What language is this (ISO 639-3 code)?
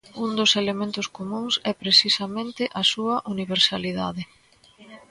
glg